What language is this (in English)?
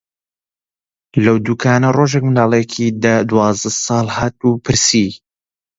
Central Kurdish